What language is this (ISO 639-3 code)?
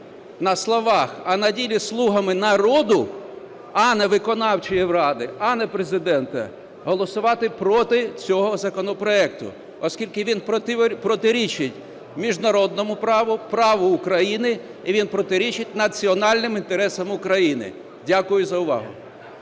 ukr